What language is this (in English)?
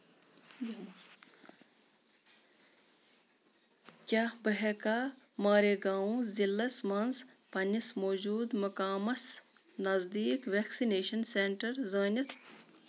Kashmiri